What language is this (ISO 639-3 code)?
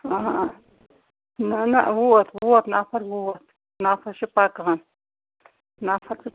kas